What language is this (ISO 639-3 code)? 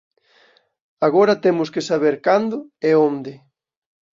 glg